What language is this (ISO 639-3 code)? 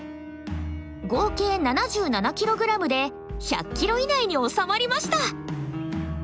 jpn